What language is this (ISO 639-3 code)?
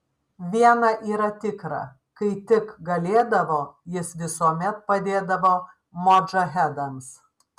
lit